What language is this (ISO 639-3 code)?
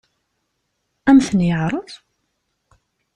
kab